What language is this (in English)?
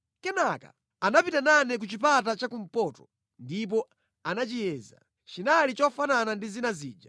Nyanja